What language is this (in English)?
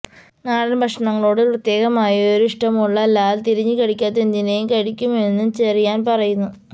Malayalam